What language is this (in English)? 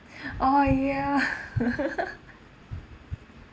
English